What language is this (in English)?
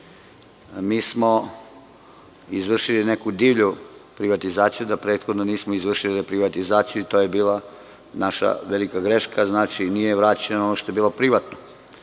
Serbian